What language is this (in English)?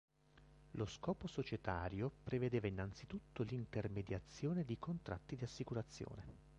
Italian